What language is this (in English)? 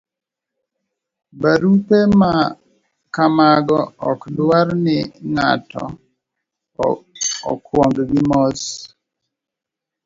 Luo (Kenya and Tanzania)